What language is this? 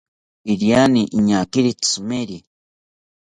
South Ucayali Ashéninka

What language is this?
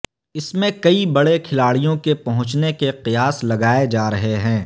Urdu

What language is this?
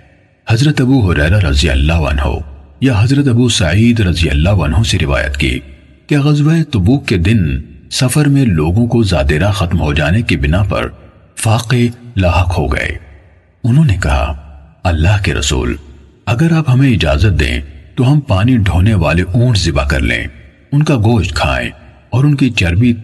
Urdu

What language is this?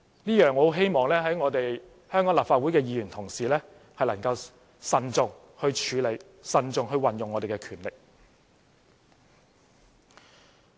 Cantonese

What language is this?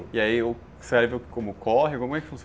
Portuguese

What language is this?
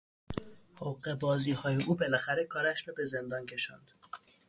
Persian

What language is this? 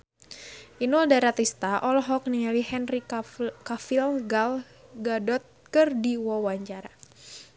Sundanese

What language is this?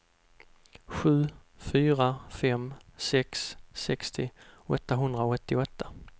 Swedish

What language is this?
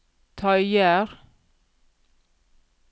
Norwegian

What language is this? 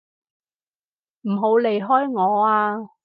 Cantonese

